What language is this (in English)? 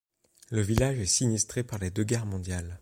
French